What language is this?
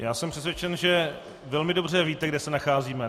Czech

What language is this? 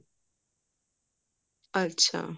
Punjabi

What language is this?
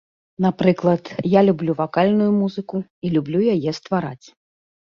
Belarusian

